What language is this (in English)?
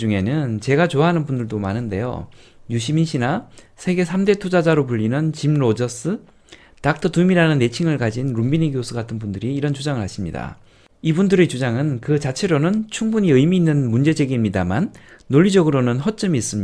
Korean